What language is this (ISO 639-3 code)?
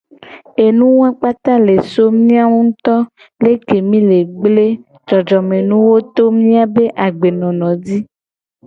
gej